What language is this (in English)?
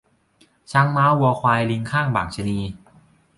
Thai